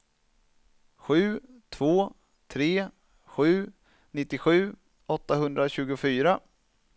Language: Swedish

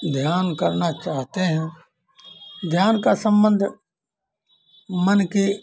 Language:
Hindi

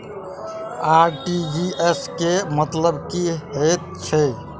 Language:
Maithili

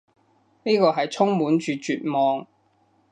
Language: Cantonese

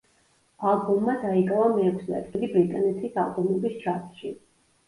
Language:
Georgian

